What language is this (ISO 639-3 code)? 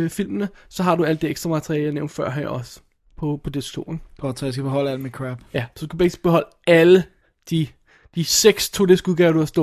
dan